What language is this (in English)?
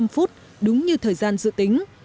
Vietnamese